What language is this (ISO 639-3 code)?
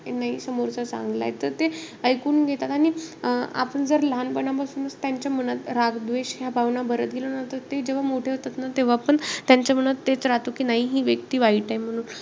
mar